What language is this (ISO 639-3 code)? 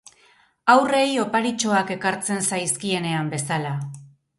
eus